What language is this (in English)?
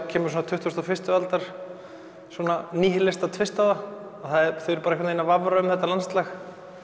Icelandic